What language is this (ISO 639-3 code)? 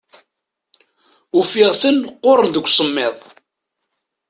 kab